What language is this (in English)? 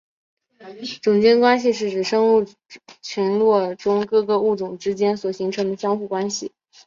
Chinese